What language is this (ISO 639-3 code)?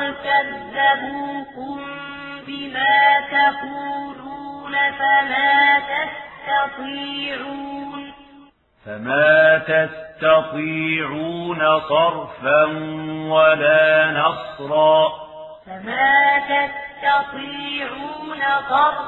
ara